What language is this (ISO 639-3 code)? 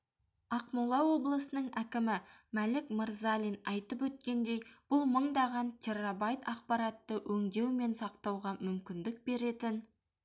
kaz